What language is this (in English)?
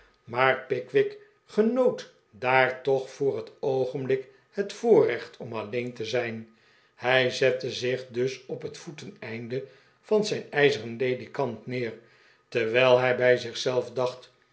Dutch